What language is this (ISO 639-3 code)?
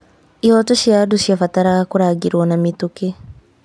kik